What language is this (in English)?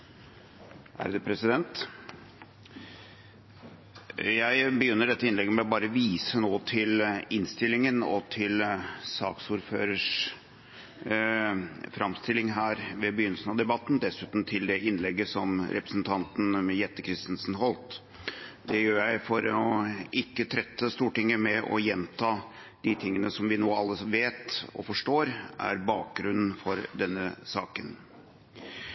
Norwegian